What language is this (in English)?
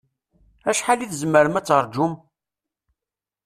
Kabyle